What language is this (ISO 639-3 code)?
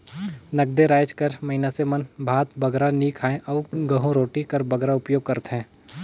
hne